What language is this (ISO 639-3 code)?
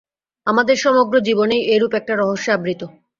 ben